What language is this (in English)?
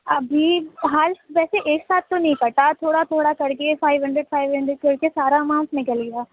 Urdu